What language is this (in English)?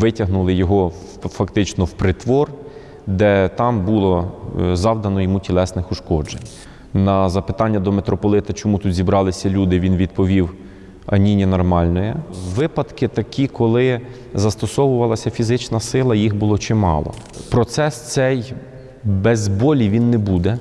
Ukrainian